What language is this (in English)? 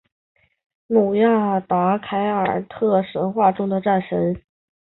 Chinese